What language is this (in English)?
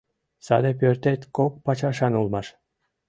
Mari